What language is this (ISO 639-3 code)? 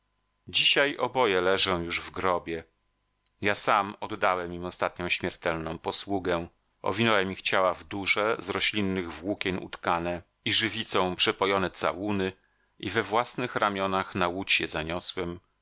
pol